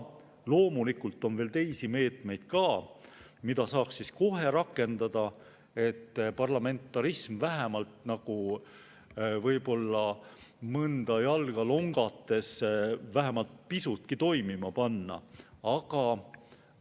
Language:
Estonian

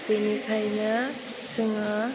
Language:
Bodo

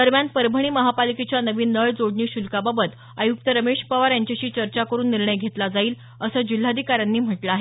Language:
Marathi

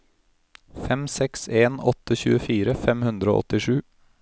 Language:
Norwegian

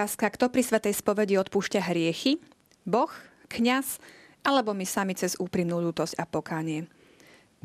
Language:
Slovak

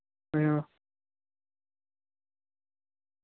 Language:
Dogri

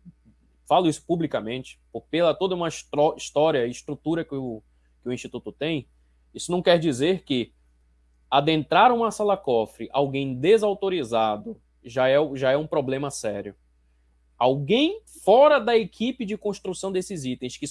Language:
Portuguese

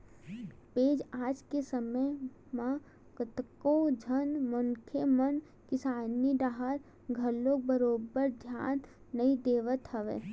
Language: Chhattisgarhi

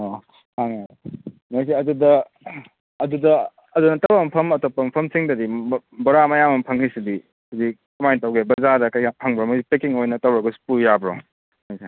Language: Manipuri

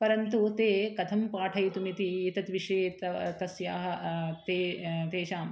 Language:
Sanskrit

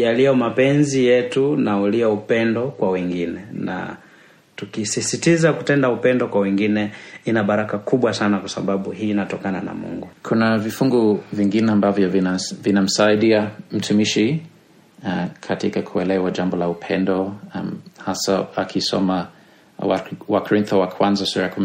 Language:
Swahili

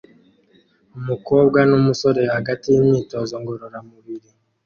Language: Kinyarwanda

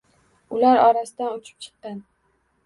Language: Uzbek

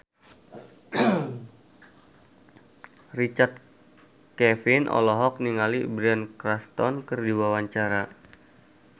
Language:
Sundanese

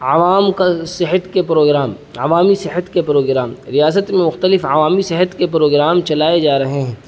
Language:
Urdu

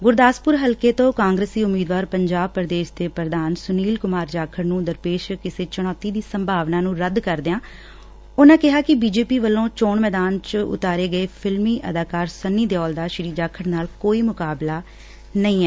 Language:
Punjabi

